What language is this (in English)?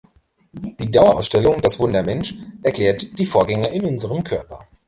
German